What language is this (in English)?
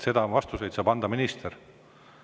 Estonian